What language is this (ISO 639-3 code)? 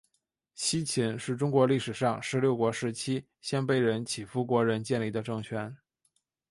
zho